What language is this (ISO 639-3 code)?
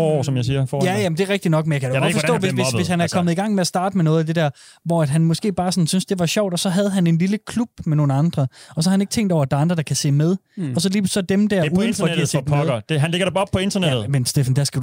dan